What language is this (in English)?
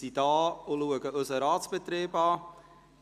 Swiss German